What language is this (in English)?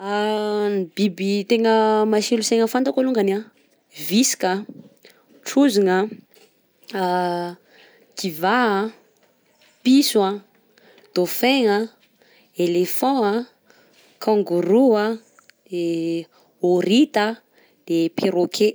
Southern Betsimisaraka Malagasy